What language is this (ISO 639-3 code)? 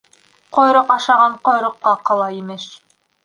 bak